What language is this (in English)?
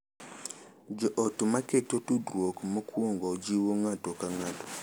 Luo (Kenya and Tanzania)